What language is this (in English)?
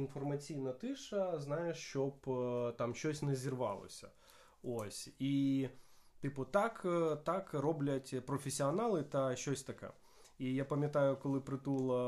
Ukrainian